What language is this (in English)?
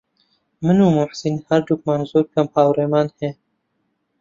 Central Kurdish